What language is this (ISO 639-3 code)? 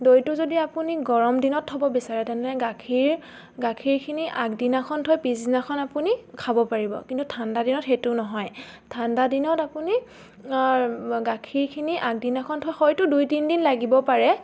asm